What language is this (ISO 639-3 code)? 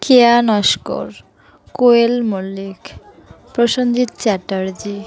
ben